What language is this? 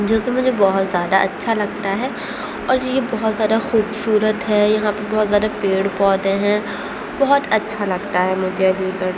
Urdu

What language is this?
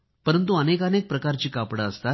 Marathi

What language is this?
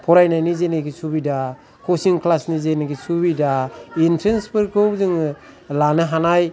Bodo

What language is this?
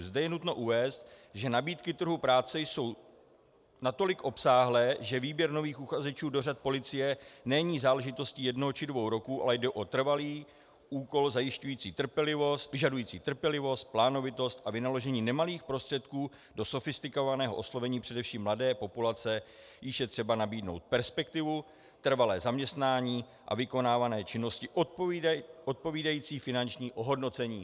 Czech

